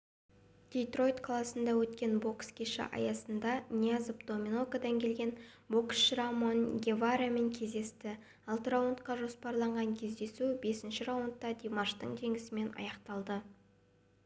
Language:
Kazakh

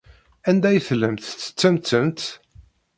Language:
Kabyle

